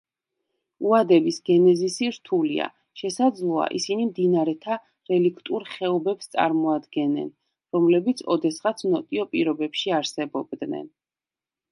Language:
Georgian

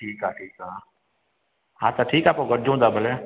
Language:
Sindhi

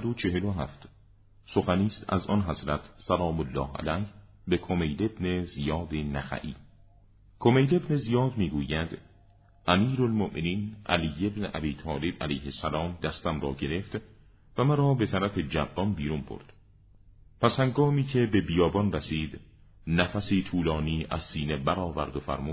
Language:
Persian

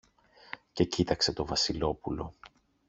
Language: Greek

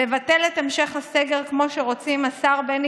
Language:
Hebrew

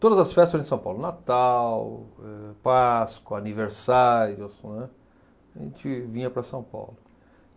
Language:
Portuguese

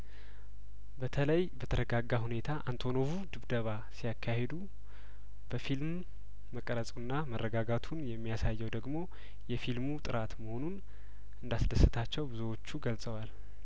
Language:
Amharic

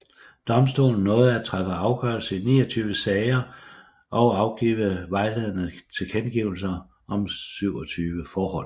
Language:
Danish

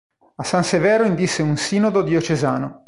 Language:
Italian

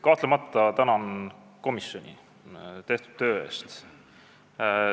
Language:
Estonian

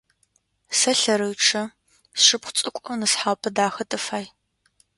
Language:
Adyghe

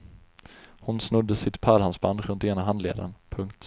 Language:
Swedish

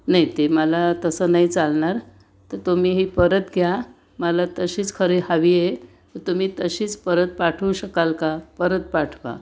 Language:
Marathi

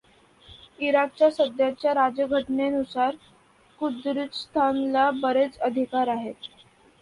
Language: Marathi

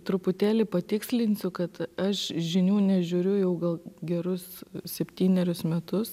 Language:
Lithuanian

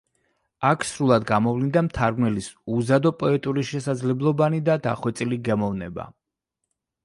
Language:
Georgian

